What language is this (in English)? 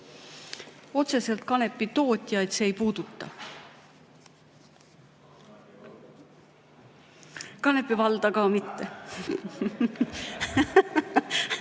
Estonian